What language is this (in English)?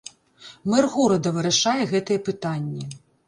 Belarusian